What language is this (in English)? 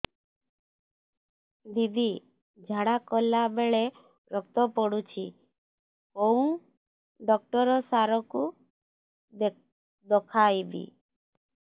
Odia